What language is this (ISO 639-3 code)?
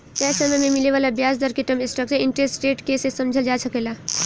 bho